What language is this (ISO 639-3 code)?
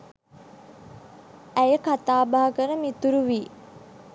sin